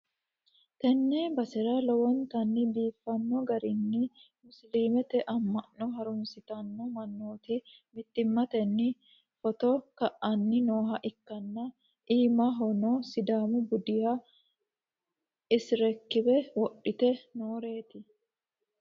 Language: Sidamo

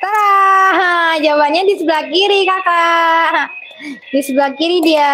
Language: Indonesian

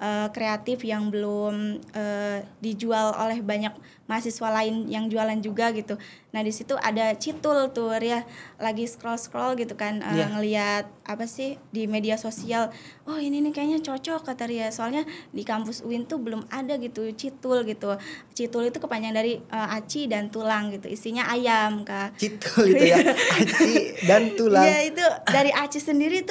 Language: Indonesian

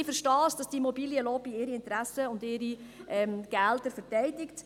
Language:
Swiss German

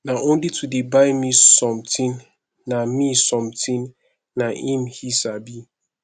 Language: Nigerian Pidgin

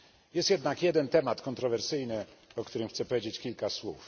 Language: Polish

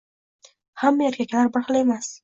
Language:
Uzbek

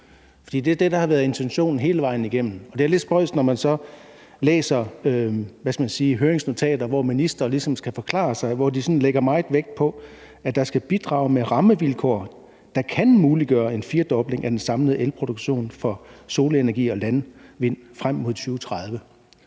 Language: Danish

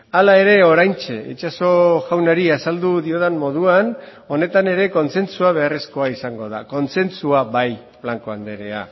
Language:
Basque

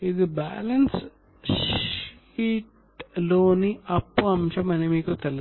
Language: Telugu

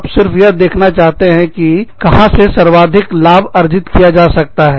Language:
Hindi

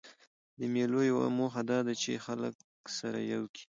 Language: Pashto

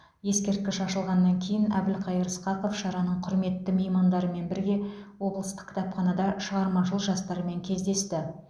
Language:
Kazakh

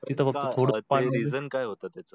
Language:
Marathi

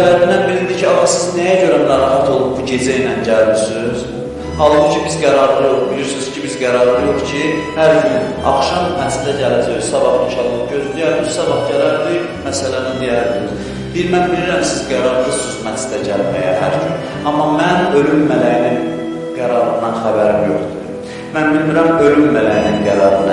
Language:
Turkish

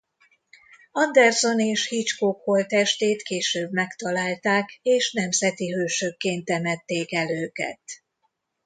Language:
Hungarian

